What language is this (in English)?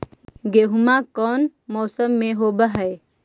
Magahi